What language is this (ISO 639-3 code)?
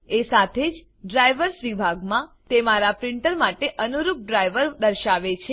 guj